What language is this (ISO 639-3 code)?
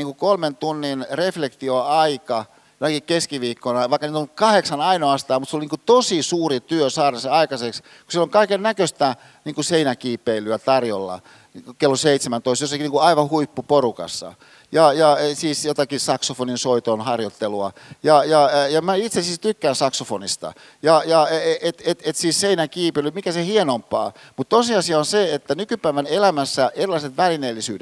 fin